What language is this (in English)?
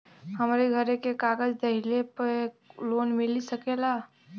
Bhojpuri